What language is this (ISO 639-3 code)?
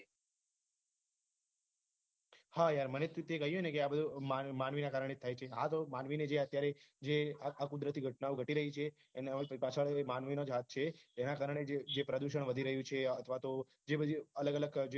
guj